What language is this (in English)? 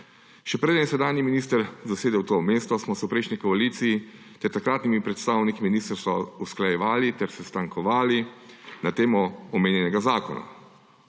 Slovenian